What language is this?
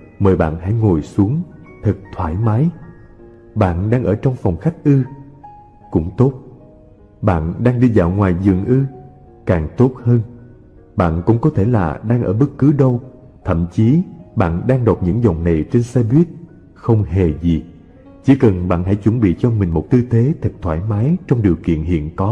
Vietnamese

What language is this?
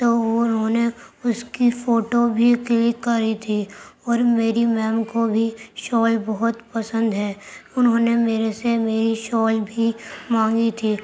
Urdu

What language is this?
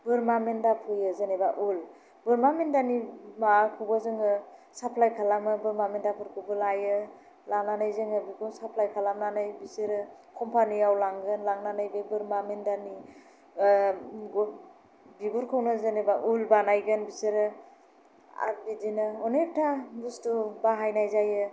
Bodo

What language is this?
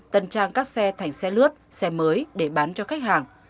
Vietnamese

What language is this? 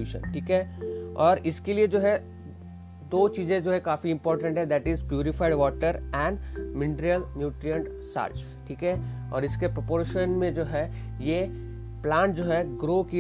Hindi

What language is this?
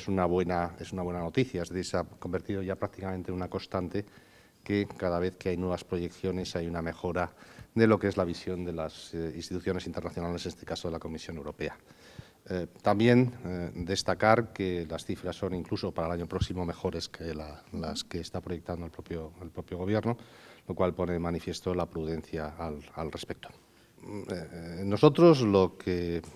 Spanish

